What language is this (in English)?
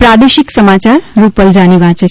Gujarati